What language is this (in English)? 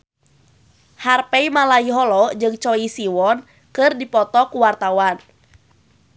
Sundanese